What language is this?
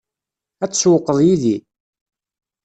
Kabyle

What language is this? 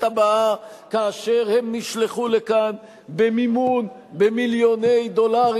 Hebrew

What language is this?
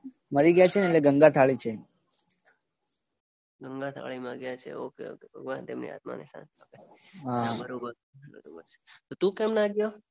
Gujarati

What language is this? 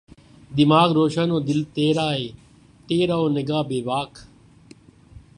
Urdu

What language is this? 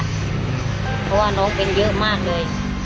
Thai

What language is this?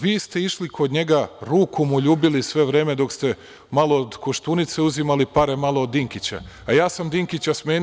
Serbian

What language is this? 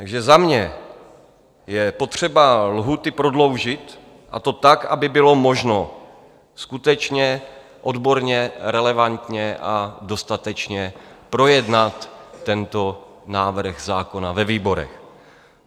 Czech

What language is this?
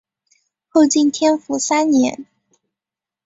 Chinese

